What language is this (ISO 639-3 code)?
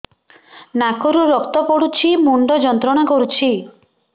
ori